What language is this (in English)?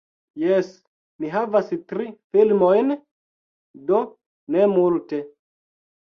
Esperanto